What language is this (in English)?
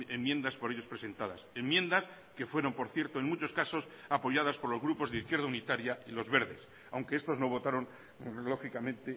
Spanish